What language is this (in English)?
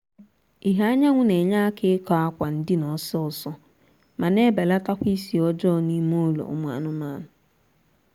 Igbo